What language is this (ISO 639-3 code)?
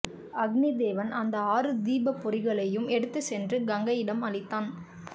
tam